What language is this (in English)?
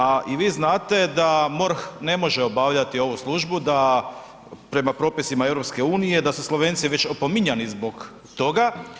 Croatian